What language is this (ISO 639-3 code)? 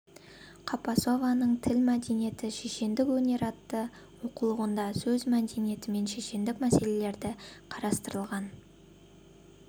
kaz